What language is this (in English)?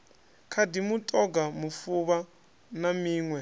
Venda